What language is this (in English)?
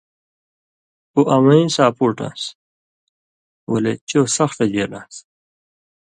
Indus Kohistani